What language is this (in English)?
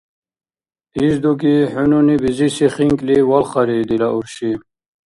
Dargwa